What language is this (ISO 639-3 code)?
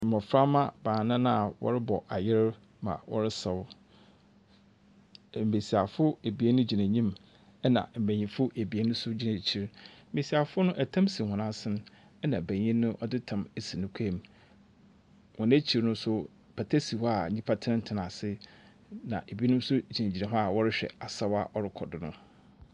aka